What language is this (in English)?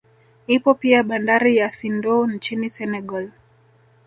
Swahili